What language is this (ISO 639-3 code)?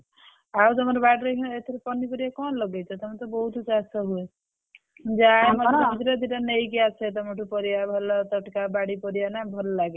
ori